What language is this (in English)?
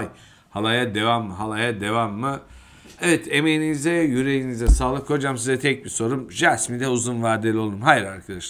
Turkish